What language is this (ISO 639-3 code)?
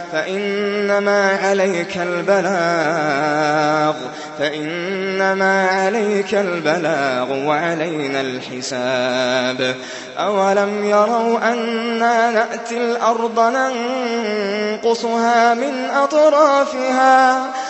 ara